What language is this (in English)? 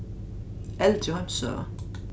Faroese